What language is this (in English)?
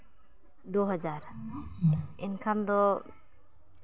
Santali